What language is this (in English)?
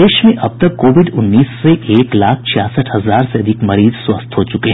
Hindi